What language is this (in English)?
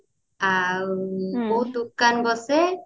Odia